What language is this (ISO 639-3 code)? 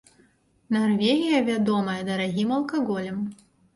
bel